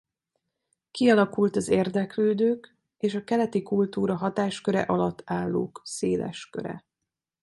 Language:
Hungarian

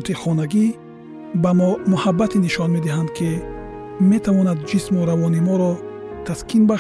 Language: Persian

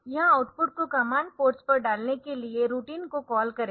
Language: Hindi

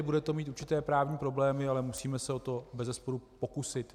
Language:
Czech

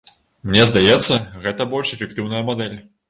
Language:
Belarusian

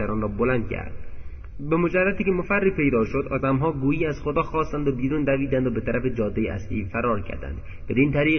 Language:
Persian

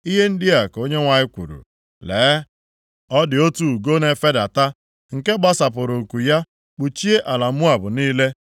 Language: Igbo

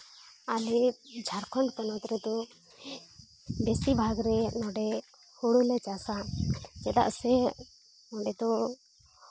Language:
Santali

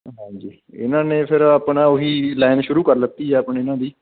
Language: Punjabi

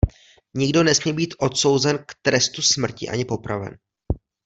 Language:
Czech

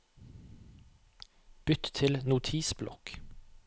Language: Norwegian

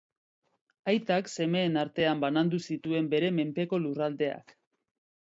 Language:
Basque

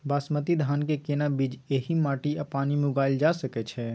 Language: Maithili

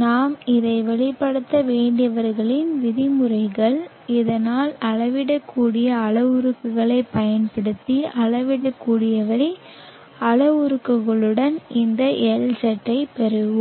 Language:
Tamil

